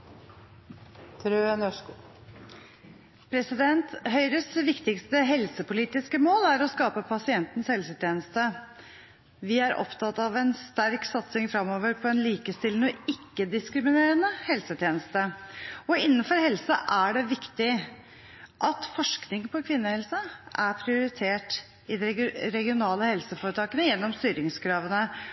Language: Norwegian Bokmål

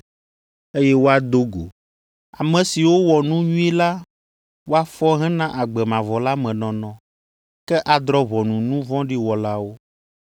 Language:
Ewe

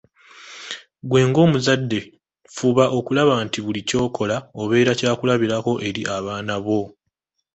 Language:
Ganda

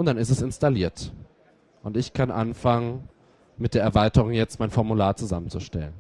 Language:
German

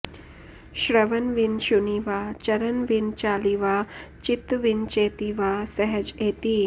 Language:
Sanskrit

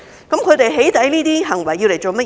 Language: Cantonese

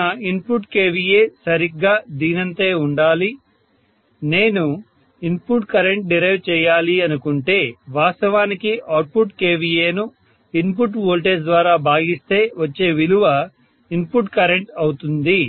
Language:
Telugu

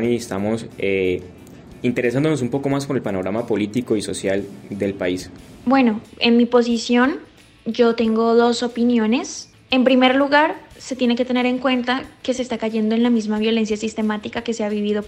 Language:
Spanish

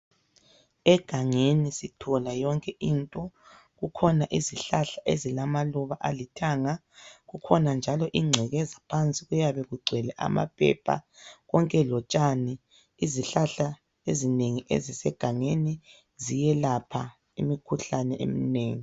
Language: North Ndebele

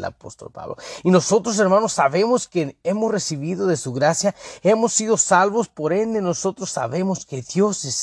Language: Spanish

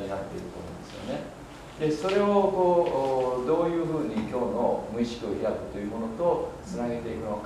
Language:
Japanese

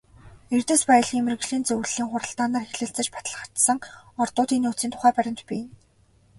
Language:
Mongolian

